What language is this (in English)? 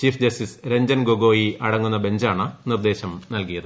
Malayalam